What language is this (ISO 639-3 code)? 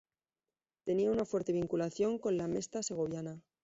spa